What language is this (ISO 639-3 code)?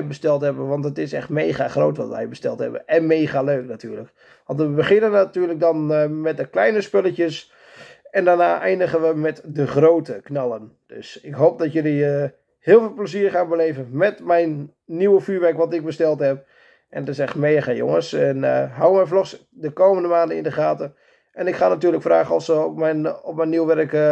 nld